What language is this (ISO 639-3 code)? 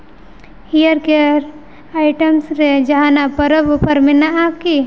sat